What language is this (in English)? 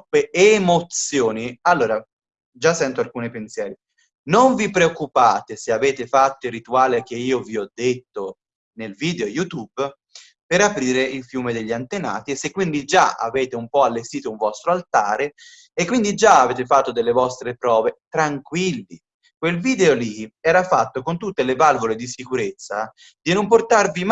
Italian